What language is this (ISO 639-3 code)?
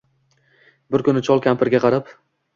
uzb